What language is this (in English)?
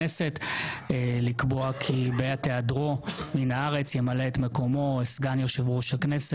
Hebrew